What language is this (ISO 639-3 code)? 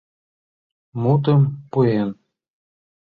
chm